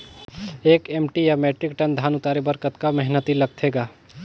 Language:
Chhattisgarhi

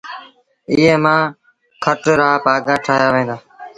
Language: Sindhi Bhil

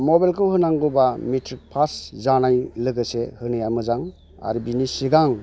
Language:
Bodo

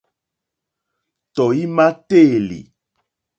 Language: Mokpwe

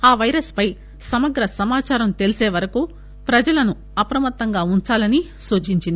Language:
Telugu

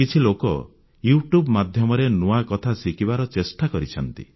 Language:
Odia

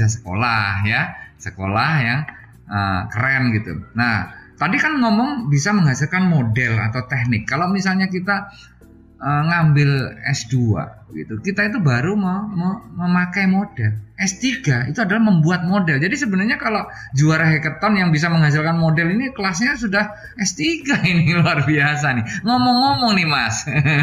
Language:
Indonesian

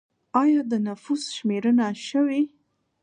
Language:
Pashto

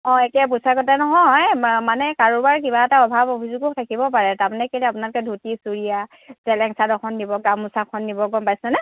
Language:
Assamese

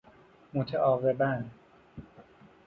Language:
Persian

